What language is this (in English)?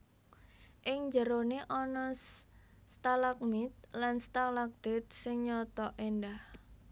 Javanese